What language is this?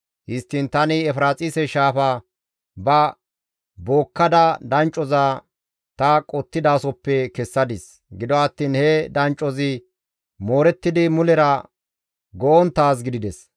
Gamo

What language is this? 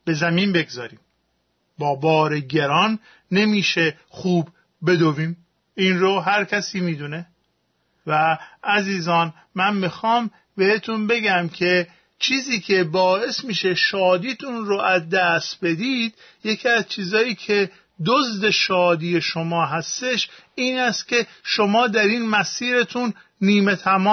Persian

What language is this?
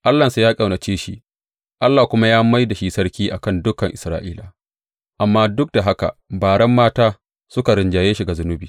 Hausa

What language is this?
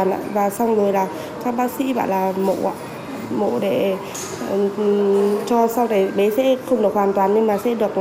Vietnamese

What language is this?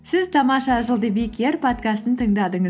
Kazakh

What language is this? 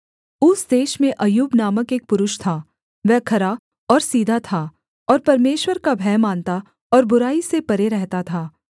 Hindi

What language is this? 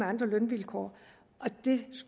Danish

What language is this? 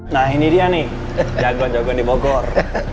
Indonesian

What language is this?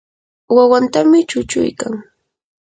Yanahuanca Pasco Quechua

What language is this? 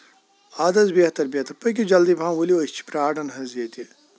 Kashmiri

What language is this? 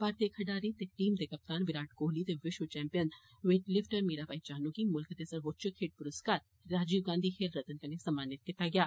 Dogri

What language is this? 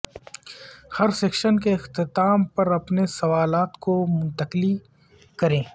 Urdu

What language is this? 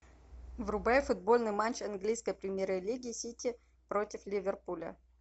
Russian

